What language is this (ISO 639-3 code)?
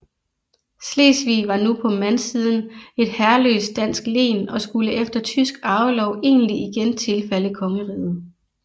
dan